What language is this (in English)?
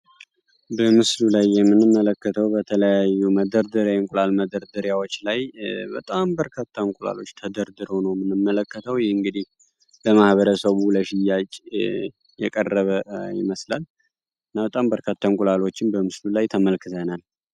Amharic